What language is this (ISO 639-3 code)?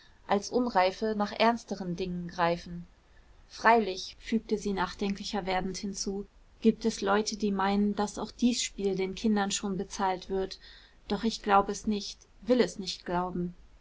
deu